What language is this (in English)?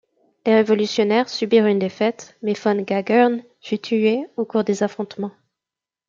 French